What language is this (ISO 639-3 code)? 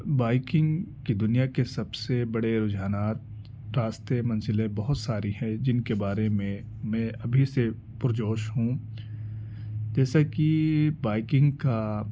urd